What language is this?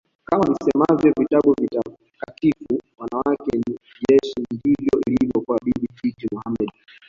Swahili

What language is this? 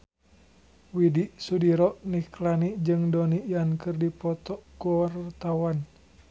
Sundanese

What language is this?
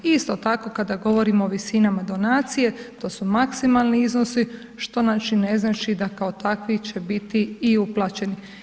Croatian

